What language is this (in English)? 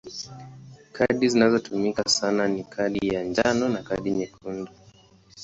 Swahili